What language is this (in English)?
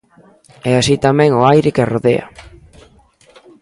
Galician